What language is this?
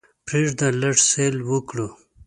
Pashto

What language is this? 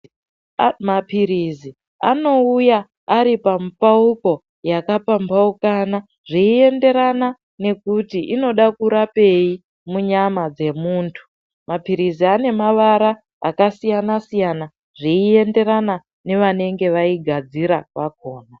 Ndau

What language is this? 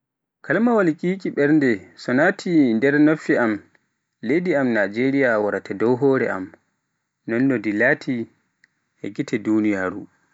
Pular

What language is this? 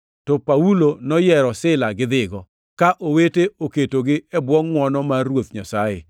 Luo (Kenya and Tanzania)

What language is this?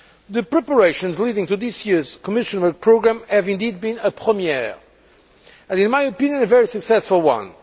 English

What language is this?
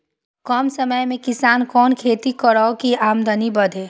Maithili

